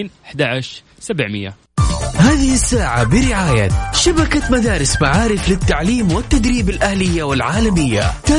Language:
Arabic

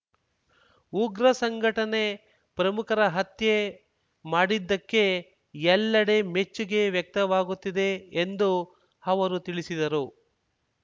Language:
Kannada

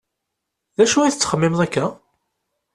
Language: Kabyle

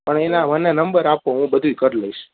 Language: Gujarati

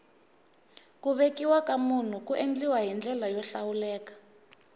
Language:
Tsonga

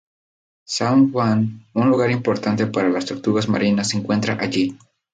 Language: Spanish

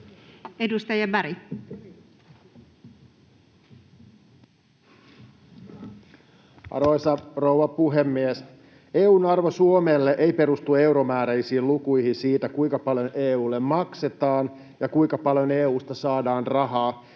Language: Finnish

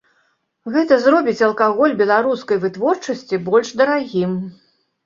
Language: Belarusian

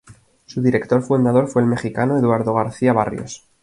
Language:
Spanish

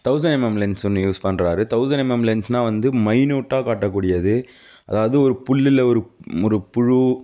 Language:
Tamil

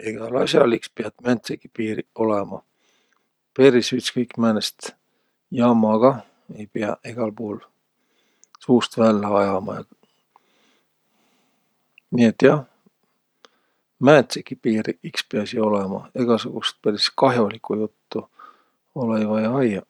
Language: Võro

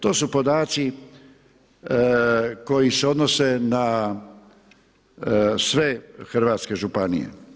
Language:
Croatian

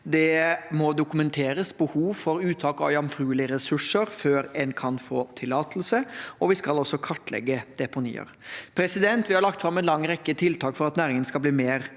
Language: Norwegian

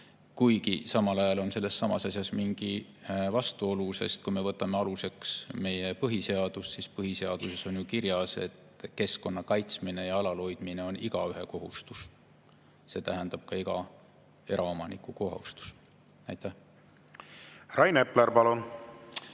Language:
Estonian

